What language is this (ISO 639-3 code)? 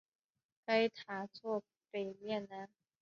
zho